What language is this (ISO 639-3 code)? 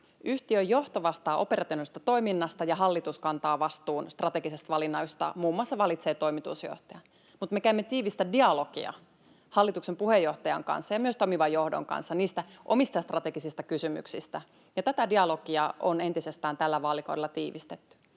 fin